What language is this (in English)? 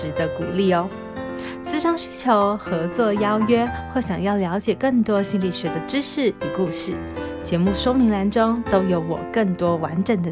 Chinese